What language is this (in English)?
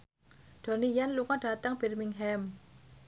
Javanese